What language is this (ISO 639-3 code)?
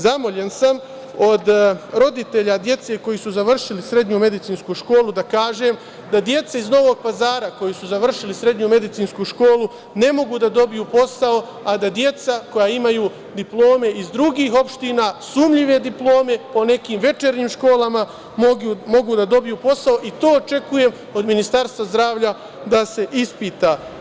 srp